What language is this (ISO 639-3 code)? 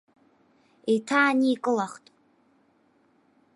abk